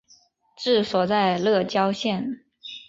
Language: Chinese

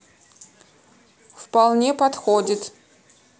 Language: Russian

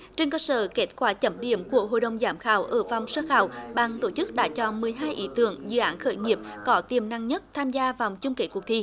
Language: Vietnamese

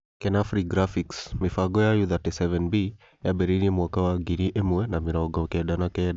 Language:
Kikuyu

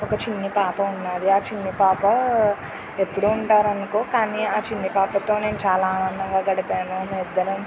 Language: Telugu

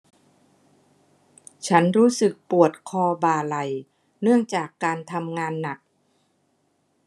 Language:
Thai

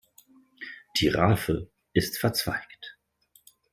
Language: German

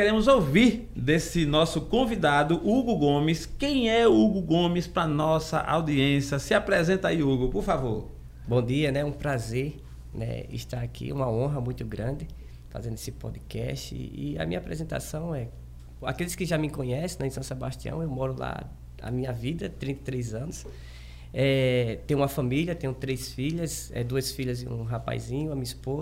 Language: Portuguese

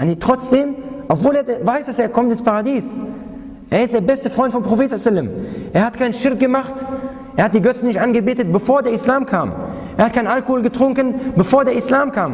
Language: German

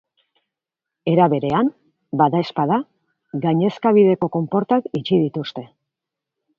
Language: Basque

